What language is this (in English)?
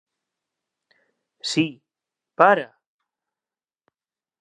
Galician